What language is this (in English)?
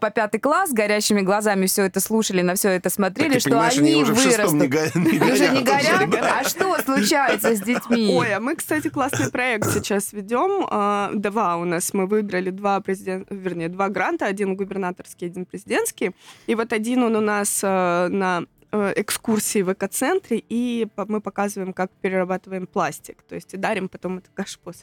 Russian